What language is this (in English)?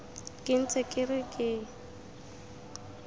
Tswana